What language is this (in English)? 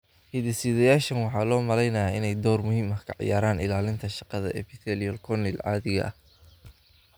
Somali